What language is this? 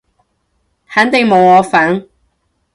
Cantonese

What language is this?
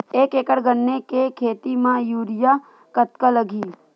Chhattisgarhi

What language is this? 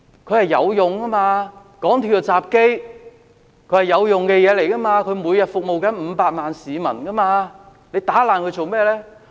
Cantonese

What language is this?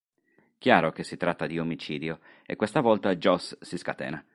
Italian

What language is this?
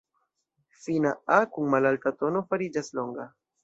Esperanto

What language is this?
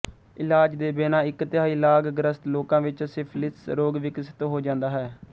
Punjabi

